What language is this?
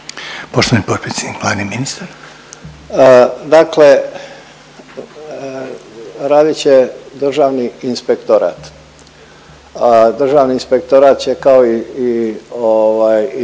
Croatian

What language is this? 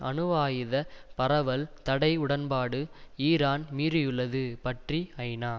Tamil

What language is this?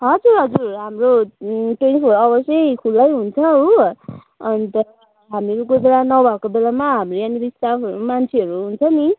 Nepali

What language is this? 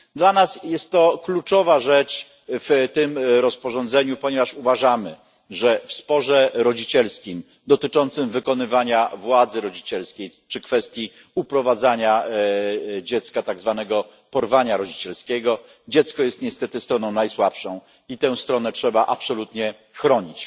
Polish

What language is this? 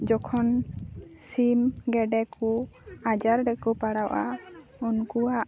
Santali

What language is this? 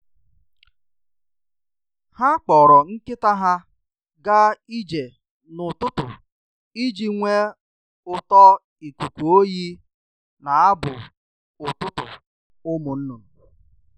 Igbo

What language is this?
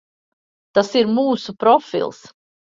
Latvian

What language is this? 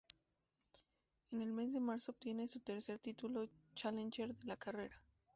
Spanish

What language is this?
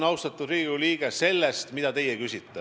Estonian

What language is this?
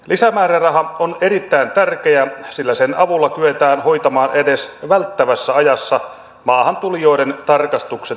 Finnish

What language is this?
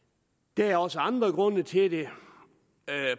Danish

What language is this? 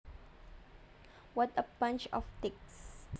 Javanese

